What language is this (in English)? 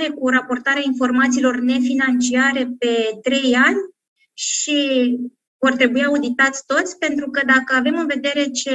Romanian